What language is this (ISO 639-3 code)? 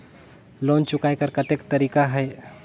hne